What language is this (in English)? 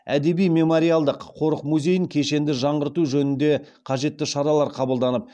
Kazakh